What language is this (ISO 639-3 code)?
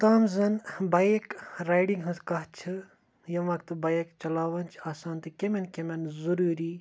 kas